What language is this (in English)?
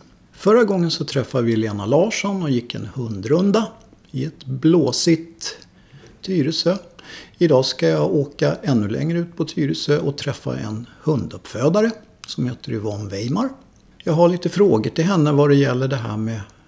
Swedish